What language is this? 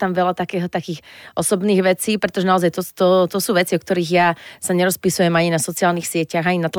Slovak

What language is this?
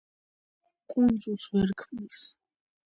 Georgian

